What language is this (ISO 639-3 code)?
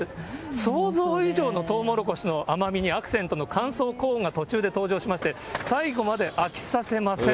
jpn